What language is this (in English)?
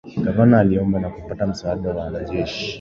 Swahili